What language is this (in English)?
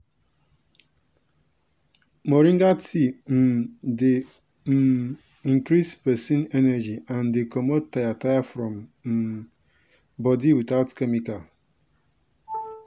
Nigerian Pidgin